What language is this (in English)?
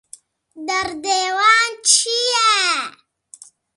Kurdish